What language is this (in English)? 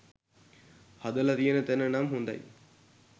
Sinhala